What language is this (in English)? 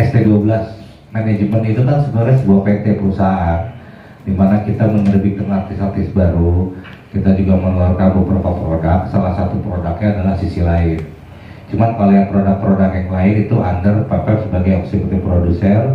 Indonesian